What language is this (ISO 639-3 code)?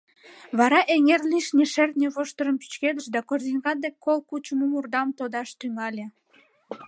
chm